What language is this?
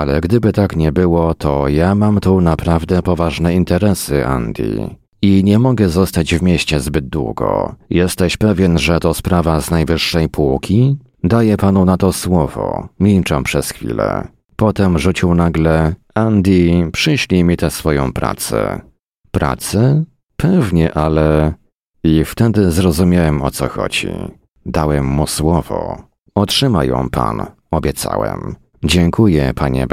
Polish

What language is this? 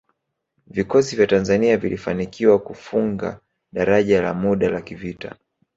Swahili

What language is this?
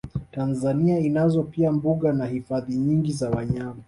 Swahili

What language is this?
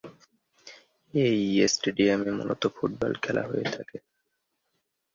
Bangla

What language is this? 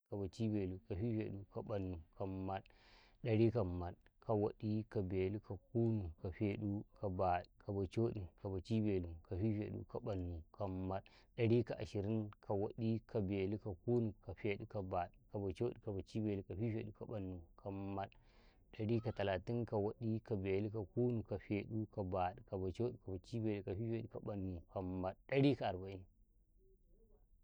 Karekare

